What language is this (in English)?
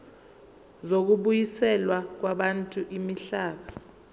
Zulu